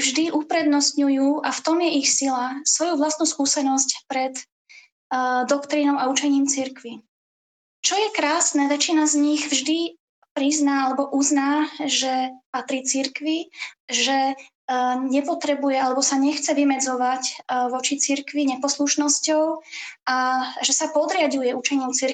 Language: Slovak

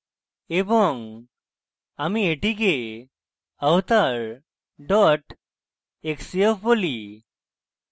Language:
Bangla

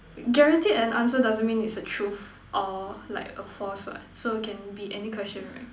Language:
English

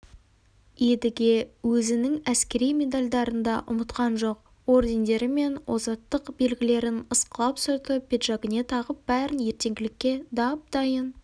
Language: Kazakh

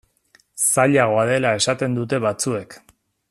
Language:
Basque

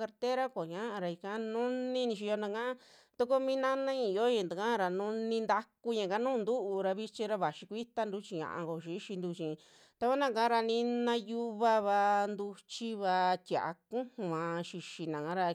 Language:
Western Juxtlahuaca Mixtec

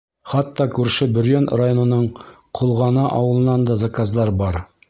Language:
Bashkir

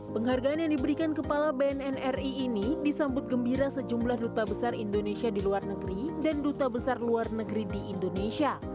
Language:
Indonesian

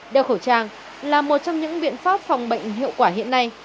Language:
Vietnamese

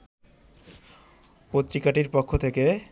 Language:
Bangla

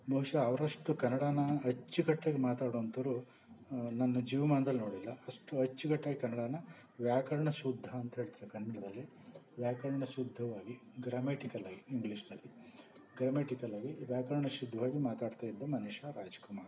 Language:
Kannada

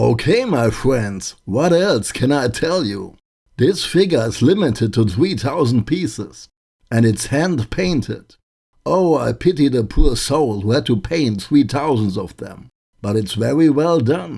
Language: English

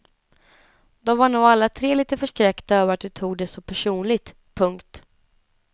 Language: Swedish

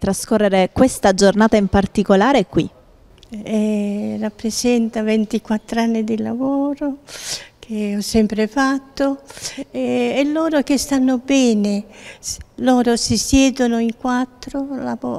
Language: Italian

